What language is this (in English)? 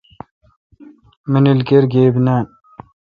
Kalkoti